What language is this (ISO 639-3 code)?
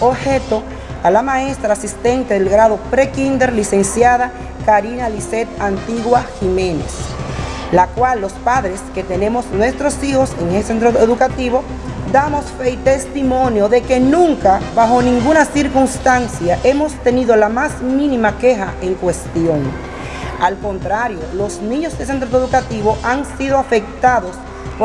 spa